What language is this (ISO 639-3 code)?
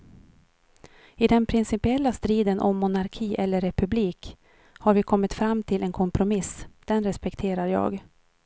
swe